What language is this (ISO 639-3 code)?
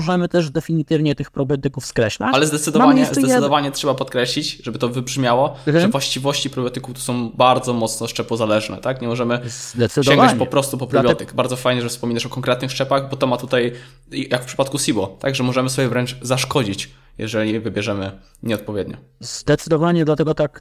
pol